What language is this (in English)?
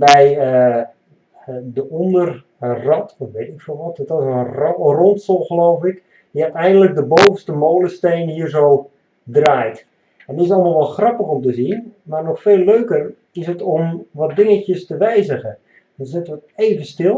Dutch